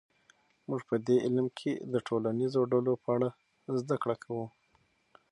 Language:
Pashto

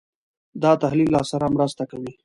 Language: Pashto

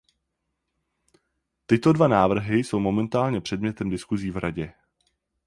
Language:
Czech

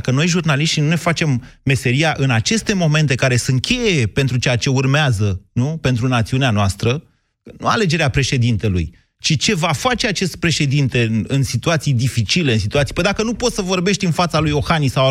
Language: Romanian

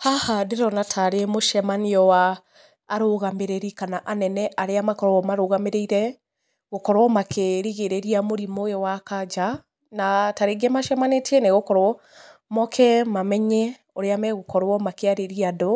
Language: Kikuyu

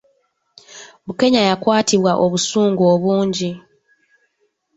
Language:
Ganda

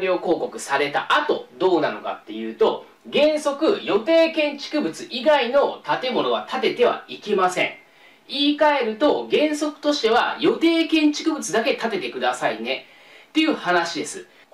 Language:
Japanese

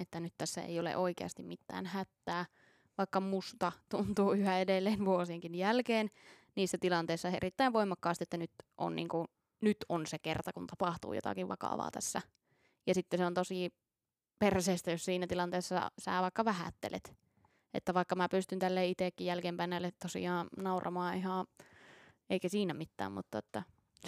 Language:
Finnish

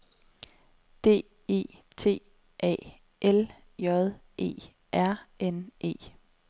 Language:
Danish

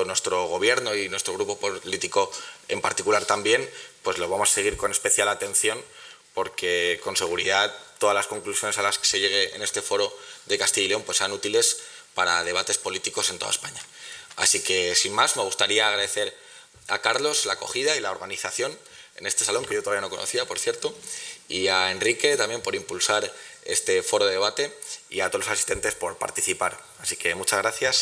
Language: Spanish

